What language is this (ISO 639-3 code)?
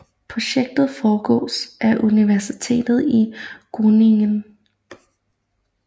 dan